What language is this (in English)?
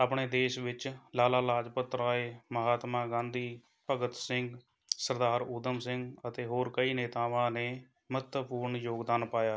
Punjabi